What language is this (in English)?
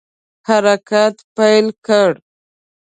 Pashto